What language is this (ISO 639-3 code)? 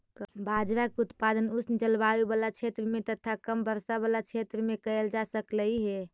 mag